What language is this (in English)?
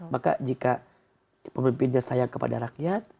Indonesian